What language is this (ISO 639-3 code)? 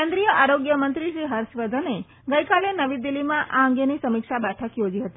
guj